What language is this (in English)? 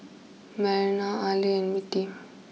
English